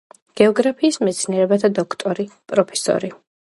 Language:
Georgian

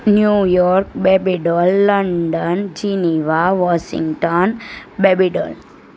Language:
Gujarati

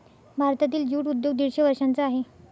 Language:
Marathi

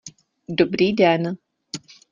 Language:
Czech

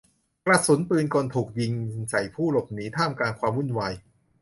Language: Thai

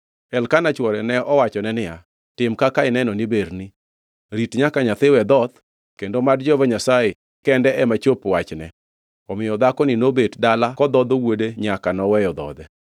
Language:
Luo (Kenya and Tanzania)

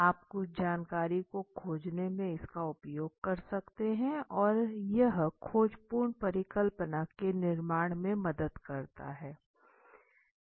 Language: Hindi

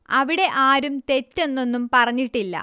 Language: Malayalam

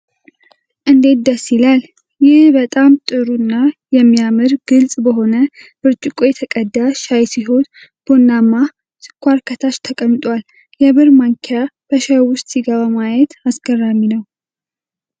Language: Amharic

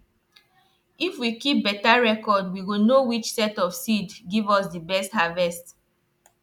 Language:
Nigerian Pidgin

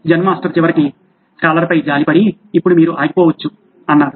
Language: Telugu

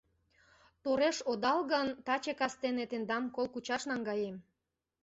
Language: Mari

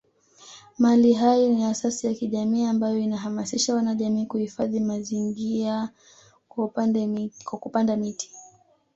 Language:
Swahili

